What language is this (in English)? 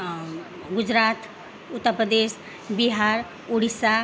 Nepali